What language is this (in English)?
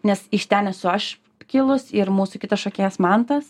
Lithuanian